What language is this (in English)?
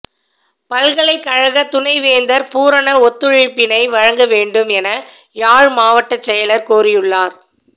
Tamil